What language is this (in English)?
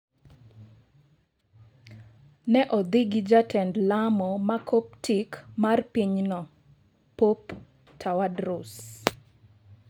Luo (Kenya and Tanzania)